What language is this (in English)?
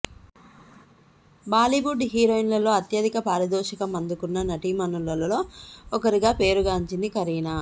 Telugu